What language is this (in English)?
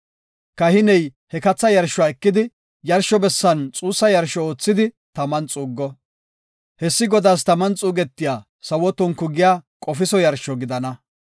Gofa